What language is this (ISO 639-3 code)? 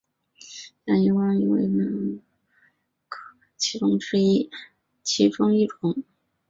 zho